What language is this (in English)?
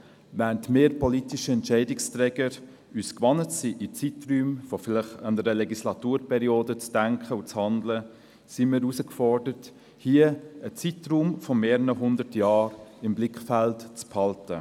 Swiss German